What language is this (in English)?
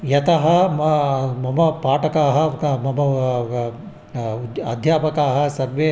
Sanskrit